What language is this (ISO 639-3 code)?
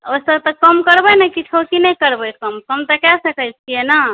mai